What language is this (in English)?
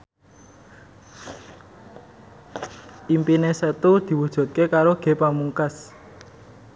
Javanese